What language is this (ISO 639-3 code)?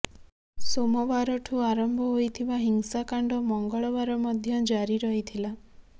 ori